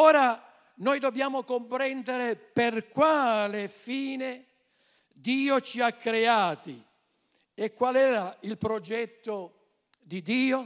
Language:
Italian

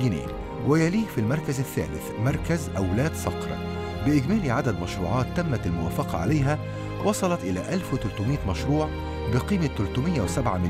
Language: Arabic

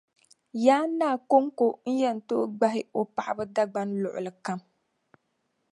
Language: Dagbani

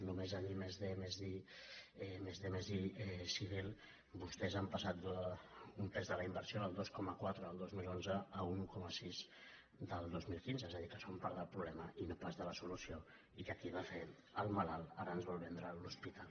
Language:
Catalan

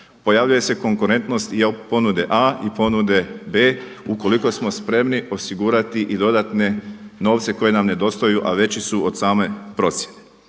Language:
Croatian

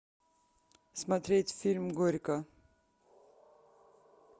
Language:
Russian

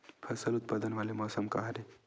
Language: Chhattisgarhi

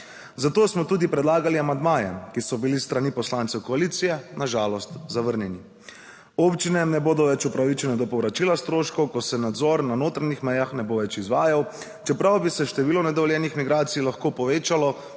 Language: Slovenian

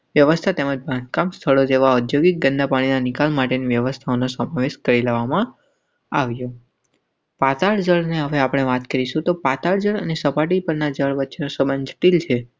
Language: Gujarati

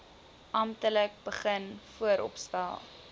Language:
Afrikaans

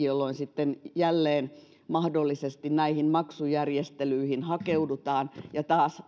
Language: Finnish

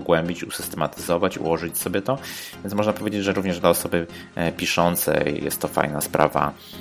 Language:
Polish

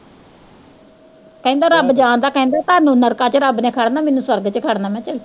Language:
Punjabi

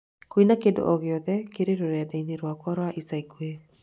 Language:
Kikuyu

